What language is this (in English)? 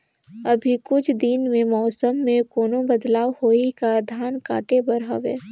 Chhattisgarhi